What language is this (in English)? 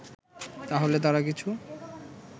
Bangla